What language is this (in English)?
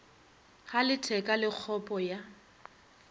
Northern Sotho